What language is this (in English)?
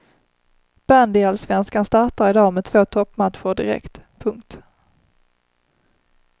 Swedish